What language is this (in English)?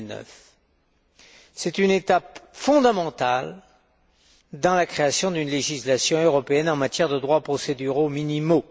French